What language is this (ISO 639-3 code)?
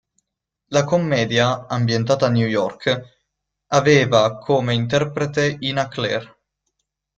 ita